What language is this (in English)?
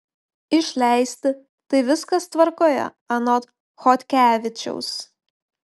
Lithuanian